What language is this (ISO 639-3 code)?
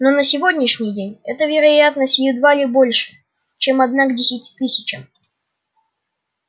rus